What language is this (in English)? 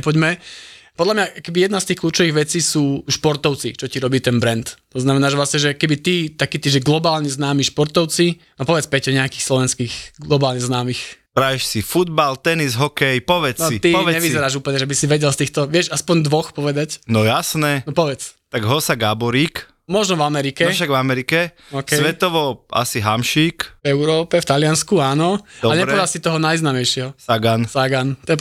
Slovak